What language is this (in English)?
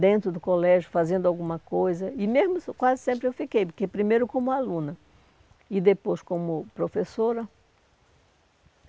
Portuguese